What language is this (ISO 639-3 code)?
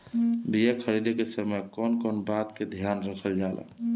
bho